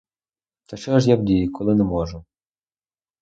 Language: Ukrainian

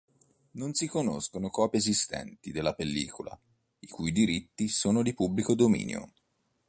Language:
Italian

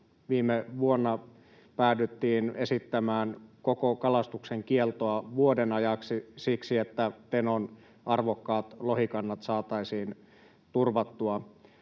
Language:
Finnish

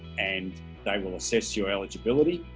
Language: English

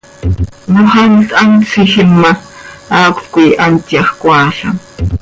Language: Seri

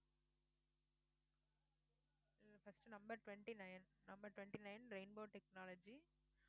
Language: Tamil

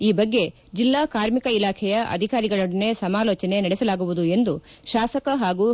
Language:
Kannada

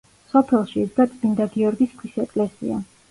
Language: Georgian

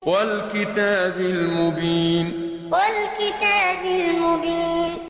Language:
Arabic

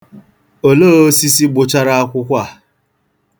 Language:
Igbo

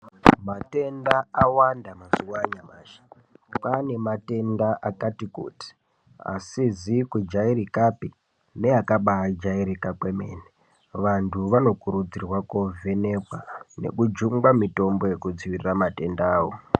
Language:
Ndau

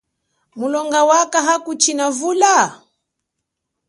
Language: Chokwe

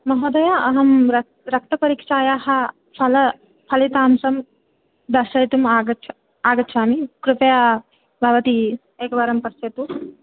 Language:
Sanskrit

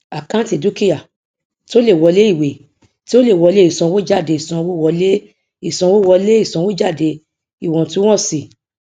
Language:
Yoruba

